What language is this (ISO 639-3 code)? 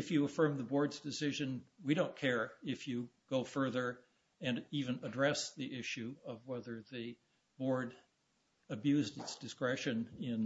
eng